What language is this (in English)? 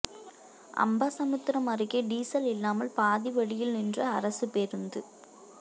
Tamil